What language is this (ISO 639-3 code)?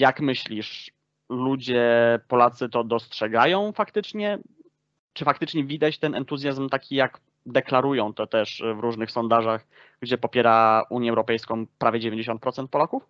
pol